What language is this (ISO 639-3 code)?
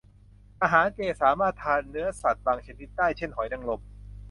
tha